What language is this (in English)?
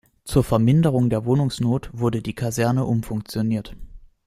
German